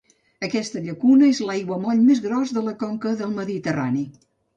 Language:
Catalan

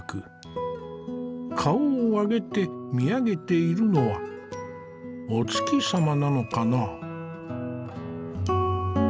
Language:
Japanese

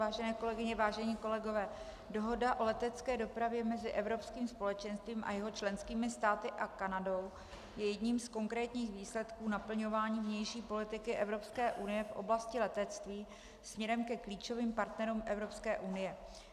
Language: Czech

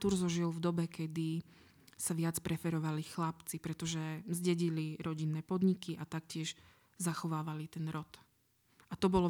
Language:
Slovak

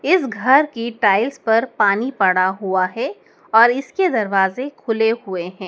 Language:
Hindi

